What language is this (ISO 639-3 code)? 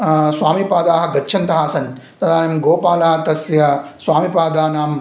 san